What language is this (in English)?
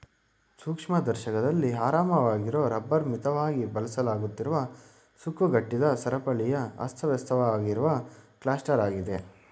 Kannada